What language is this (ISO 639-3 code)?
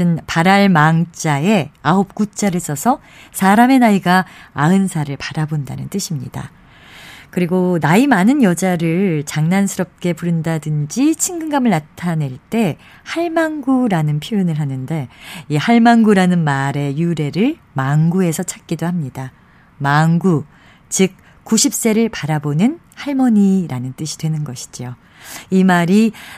kor